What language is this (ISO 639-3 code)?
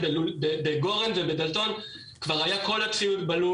heb